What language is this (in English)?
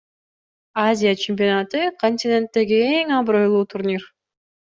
Kyrgyz